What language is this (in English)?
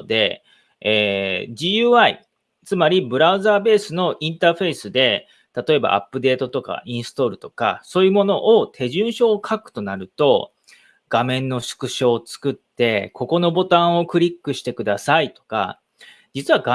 Japanese